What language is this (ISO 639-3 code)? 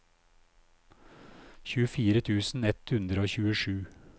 nor